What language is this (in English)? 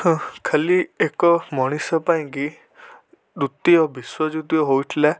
Odia